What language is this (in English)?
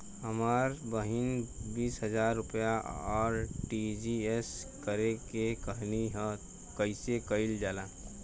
Bhojpuri